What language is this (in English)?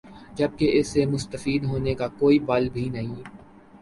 Urdu